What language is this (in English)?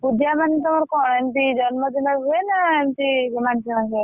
Odia